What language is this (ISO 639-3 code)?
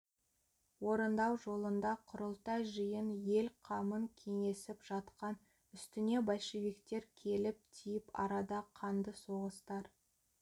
kaz